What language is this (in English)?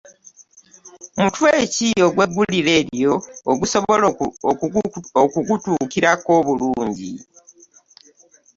Ganda